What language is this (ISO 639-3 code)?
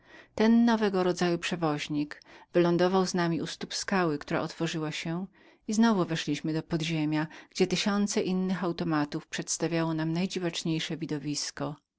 pol